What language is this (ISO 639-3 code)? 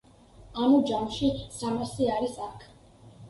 kat